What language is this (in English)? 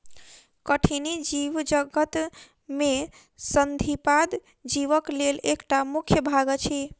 Maithili